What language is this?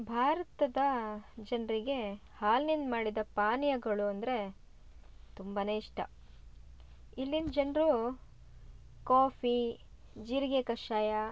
Kannada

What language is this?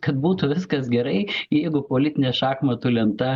Lithuanian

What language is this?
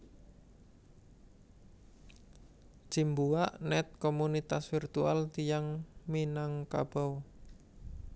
Javanese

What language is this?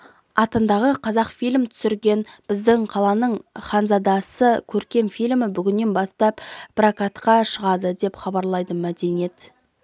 Kazakh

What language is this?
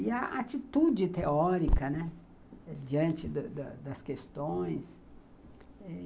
Portuguese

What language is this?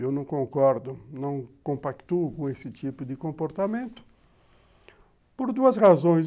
Portuguese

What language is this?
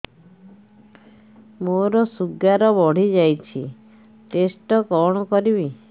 Odia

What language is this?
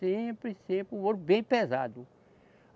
Portuguese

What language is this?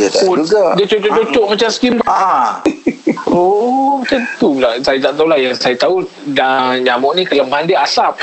Malay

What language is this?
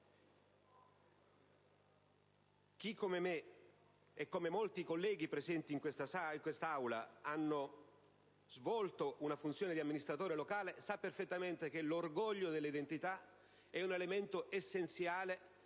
Italian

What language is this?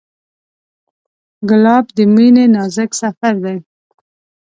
Pashto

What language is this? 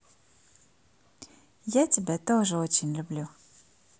Russian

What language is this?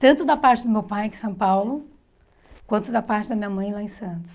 Portuguese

